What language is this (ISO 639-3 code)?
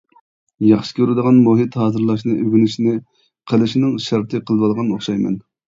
uig